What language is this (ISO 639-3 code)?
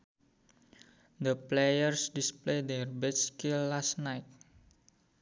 sun